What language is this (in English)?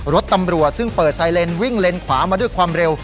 Thai